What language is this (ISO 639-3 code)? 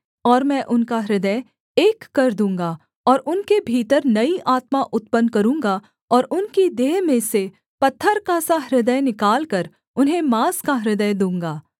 hin